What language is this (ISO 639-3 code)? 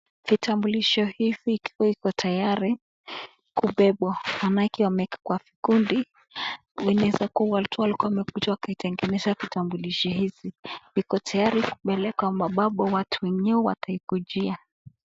swa